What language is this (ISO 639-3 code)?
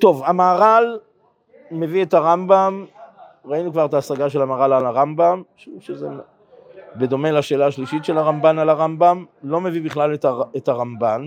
heb